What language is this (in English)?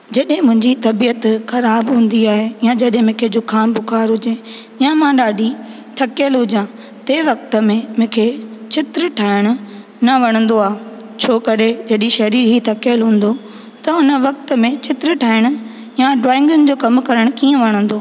Sindhi